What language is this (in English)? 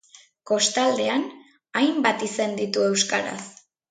Basque